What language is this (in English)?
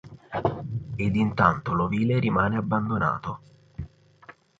Italian